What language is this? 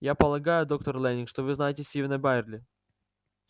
Russian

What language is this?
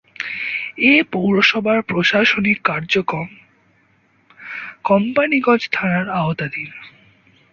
Bangla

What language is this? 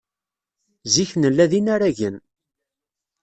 Kabyle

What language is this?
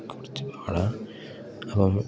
Malayalam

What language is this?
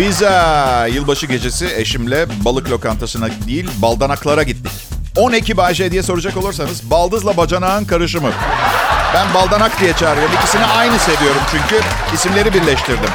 Turkish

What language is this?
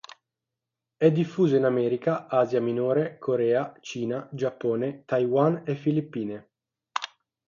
Italian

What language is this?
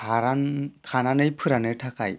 Bodo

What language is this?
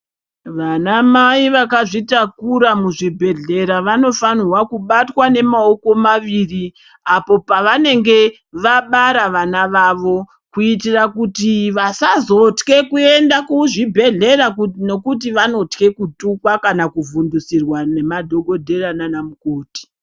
Ndau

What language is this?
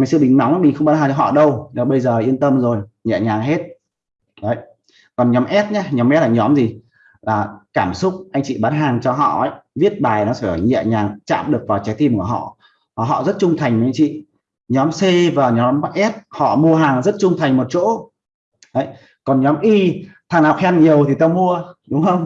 Vietnamese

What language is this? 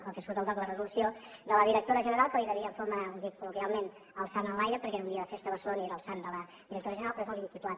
Catalan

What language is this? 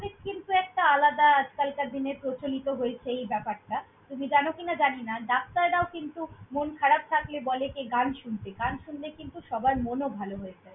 Bangla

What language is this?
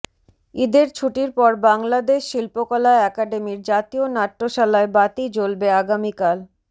Bangla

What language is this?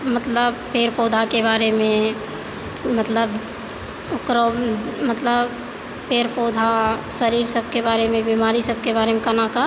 Maithili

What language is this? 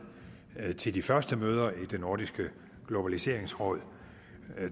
Danish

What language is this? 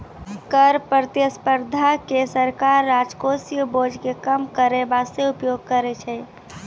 Maithili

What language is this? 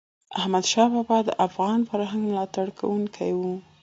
Pashto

